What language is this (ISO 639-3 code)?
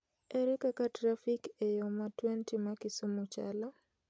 luo